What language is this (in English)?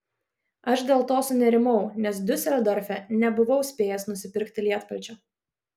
Lithuanian